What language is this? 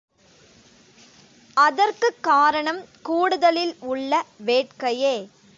Tamil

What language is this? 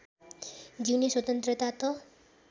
Nepali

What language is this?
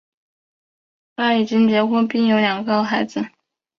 Chinese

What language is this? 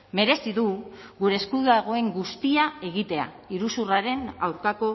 Basque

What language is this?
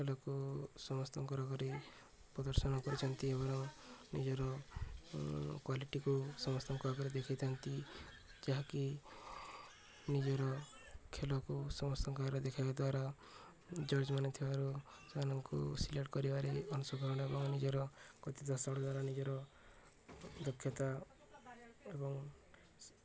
Odia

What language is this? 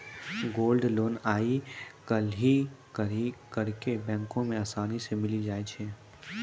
Maithili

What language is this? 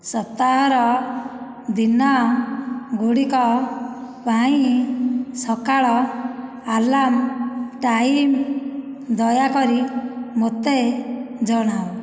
Odia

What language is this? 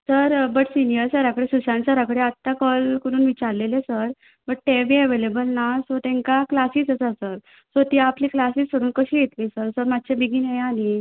Konkani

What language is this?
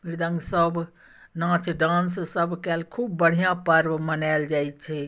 Maithili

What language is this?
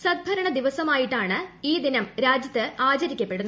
Malayalam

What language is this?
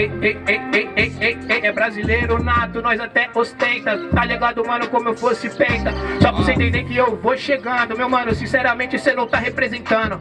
Portuguese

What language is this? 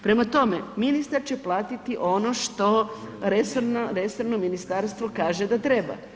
Croatian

